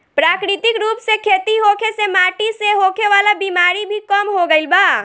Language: Bhojpuri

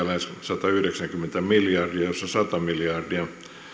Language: Finnish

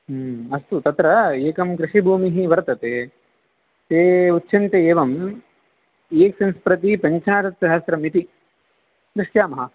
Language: Sanskrit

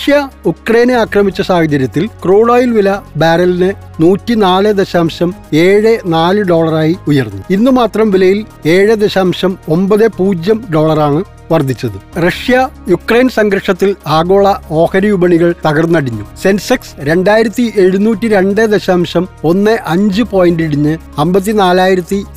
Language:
Malayalam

